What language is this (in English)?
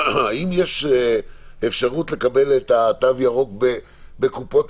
Hebrew